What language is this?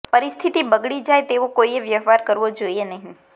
Gujarati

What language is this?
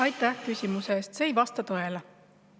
Estonian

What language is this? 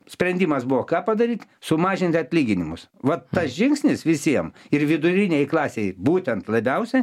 Lithuanian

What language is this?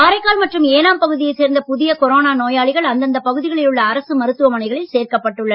Tamil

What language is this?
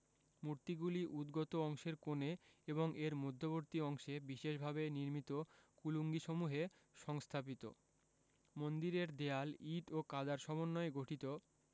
Bangla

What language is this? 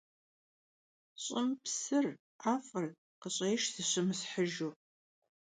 Kabardian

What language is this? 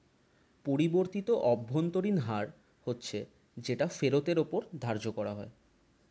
Bangla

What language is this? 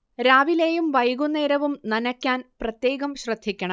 Malayalam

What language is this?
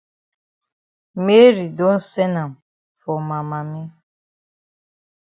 Cameroon Pidgin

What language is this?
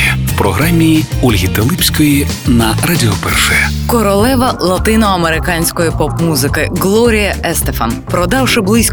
Ukrainian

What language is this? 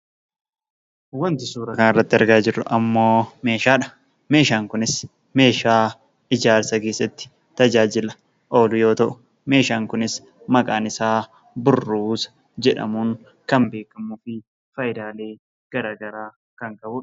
Oromo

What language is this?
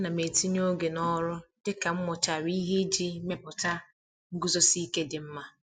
Igbo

